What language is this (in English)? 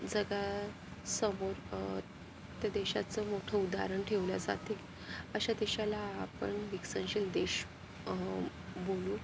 Marathi